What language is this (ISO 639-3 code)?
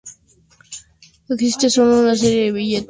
spa